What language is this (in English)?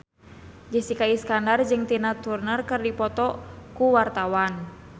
Sundanese